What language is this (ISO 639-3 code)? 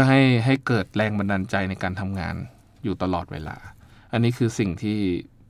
tha